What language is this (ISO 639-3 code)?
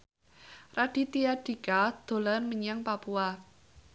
jav